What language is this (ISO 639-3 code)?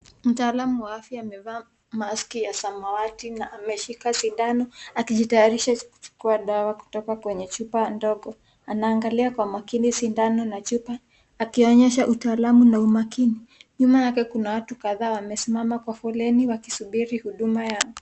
swa